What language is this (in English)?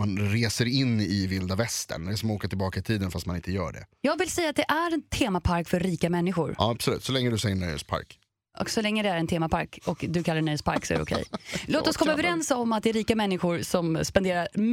Swedish